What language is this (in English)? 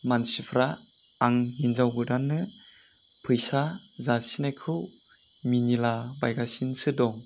Bodo